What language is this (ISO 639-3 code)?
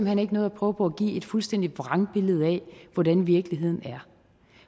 dan